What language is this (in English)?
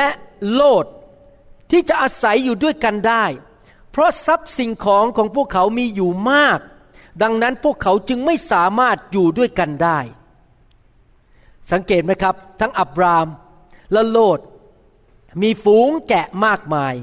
Thai